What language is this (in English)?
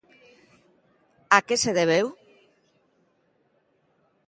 Galician